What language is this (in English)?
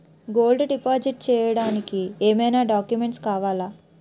Telugu